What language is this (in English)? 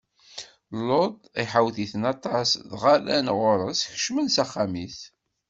Kabyle